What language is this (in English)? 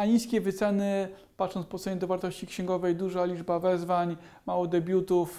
Polish